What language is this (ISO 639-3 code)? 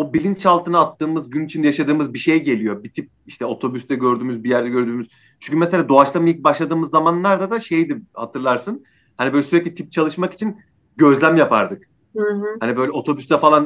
tur